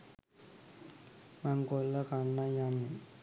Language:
Sinhala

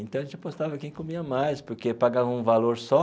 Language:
Portuguese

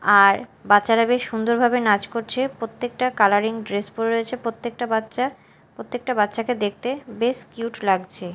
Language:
Bangla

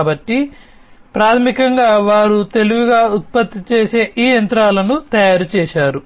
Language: Telugu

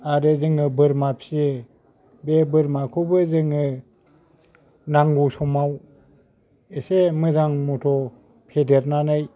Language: Bodo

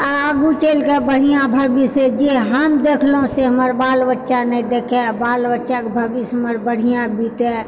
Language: Maithili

